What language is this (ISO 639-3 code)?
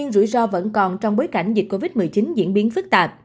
vie